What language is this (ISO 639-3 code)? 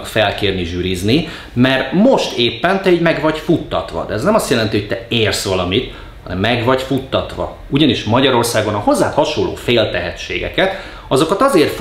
hun